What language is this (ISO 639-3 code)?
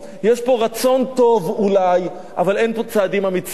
heb